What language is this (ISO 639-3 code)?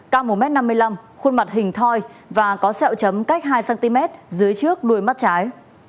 vie